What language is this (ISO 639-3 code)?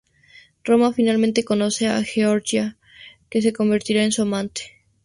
spa